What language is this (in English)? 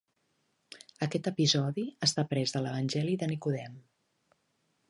Catalan